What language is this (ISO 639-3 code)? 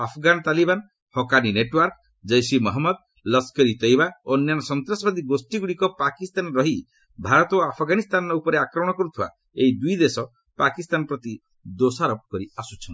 ori